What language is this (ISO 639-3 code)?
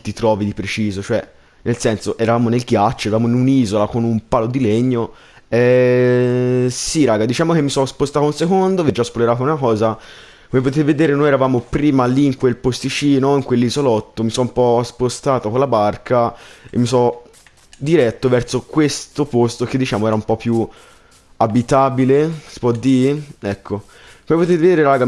ita